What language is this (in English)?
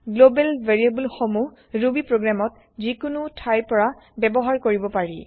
Assamese